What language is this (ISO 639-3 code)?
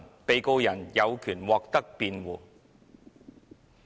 yue